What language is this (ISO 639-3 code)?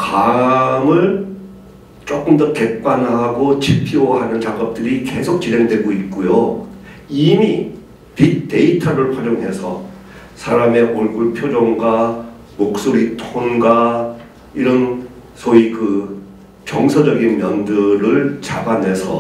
kor